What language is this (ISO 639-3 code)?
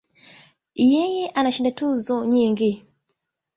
swa